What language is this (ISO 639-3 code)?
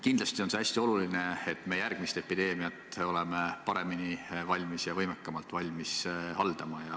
est